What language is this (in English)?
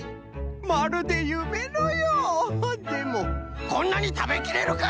Japanese